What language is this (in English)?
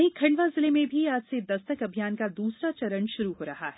Hindi